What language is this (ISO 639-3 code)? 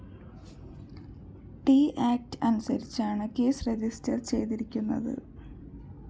mal